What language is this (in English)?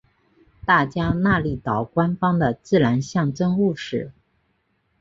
Chinese